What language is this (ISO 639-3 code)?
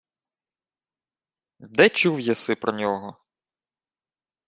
ukr